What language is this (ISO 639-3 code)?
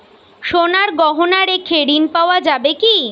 ben